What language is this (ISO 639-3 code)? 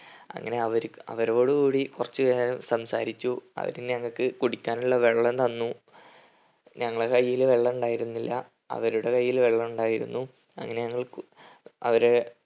mal